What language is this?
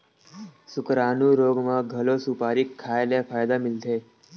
Chhattisgarhi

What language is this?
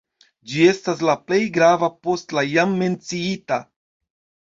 Esperanto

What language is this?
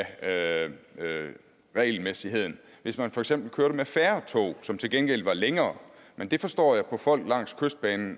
Danish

